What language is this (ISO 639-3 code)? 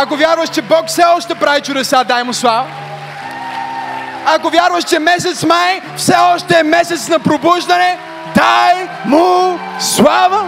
bul